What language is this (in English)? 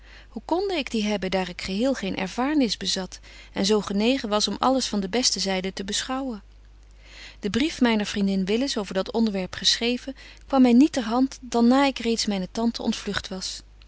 Dutch